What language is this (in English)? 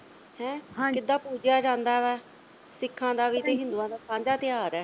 Punjabi